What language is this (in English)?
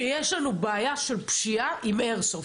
Hebrew